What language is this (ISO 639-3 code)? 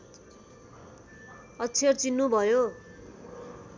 nep